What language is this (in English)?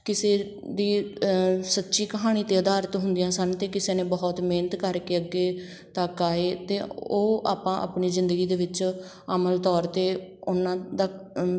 Punjabi